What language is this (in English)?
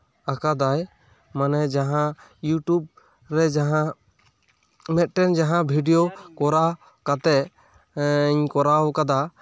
Santali